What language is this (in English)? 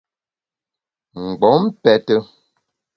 Bamun